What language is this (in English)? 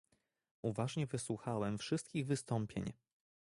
Polish